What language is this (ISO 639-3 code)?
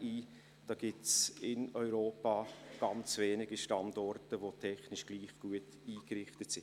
gsw